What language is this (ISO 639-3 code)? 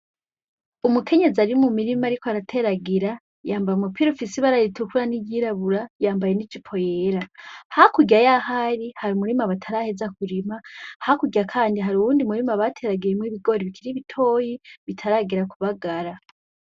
run